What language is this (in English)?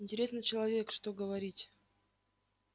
Russian